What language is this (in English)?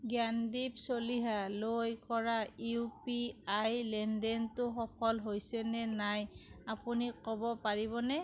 Assamese